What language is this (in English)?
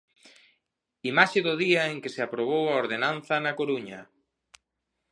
Galician